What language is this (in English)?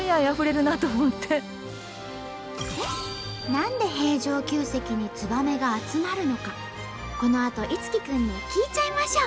Japanese